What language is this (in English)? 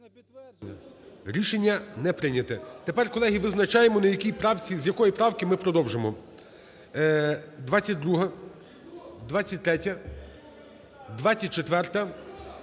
Ukrainian